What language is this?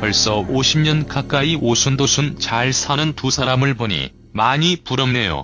Korean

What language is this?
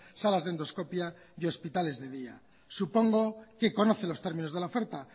Spanish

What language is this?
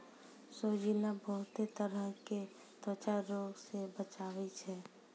Maithili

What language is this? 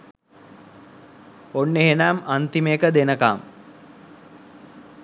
Sinhala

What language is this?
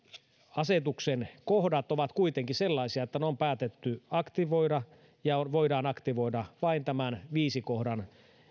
Finnish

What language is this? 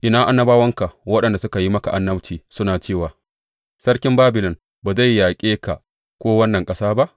Hausa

